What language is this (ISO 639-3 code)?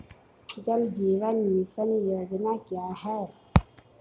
hin